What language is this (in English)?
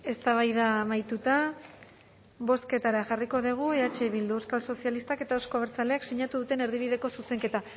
Basque